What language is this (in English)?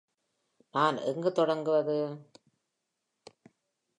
Tamil